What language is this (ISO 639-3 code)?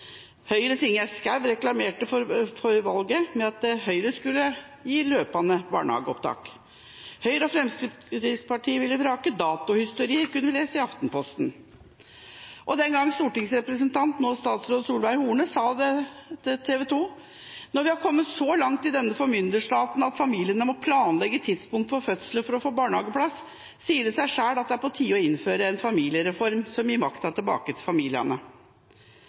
nob